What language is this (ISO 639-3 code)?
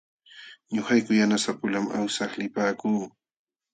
qxw